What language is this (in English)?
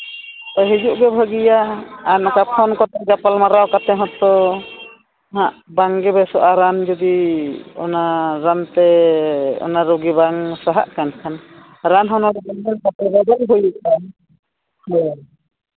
Santali